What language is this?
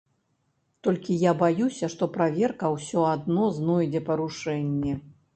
Belarusian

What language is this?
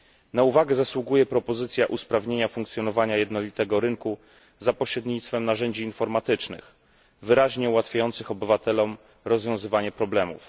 Polish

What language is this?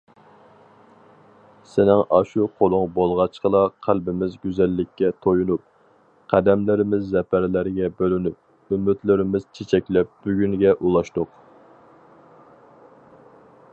Uyghur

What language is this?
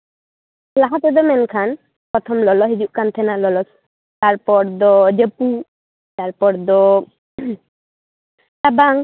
Santali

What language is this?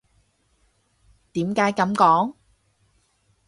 Cantonese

